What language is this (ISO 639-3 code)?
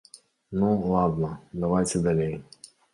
bel